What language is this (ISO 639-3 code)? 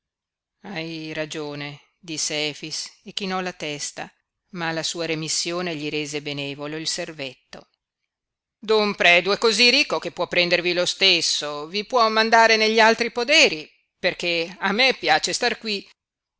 ita